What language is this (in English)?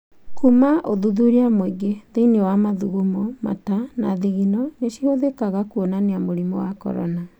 Kikuyu